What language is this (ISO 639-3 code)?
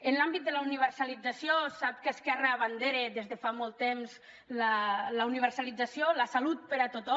cat